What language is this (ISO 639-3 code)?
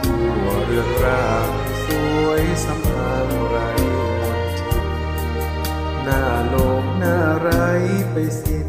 tha